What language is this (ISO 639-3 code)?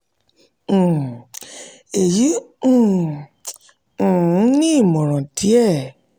yor